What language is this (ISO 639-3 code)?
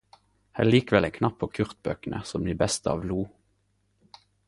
nno